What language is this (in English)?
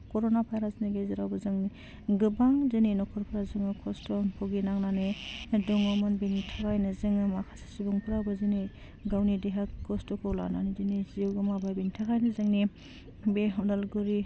Bodo